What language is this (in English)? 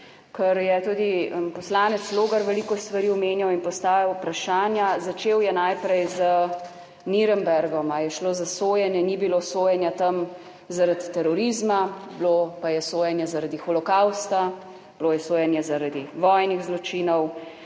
Slovenian